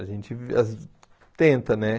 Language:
Portuguese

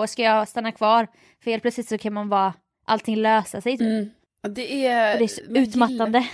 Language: Swedish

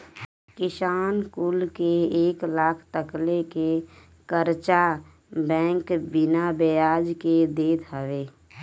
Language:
Bhojpuri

